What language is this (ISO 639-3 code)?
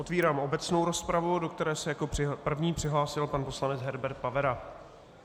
ces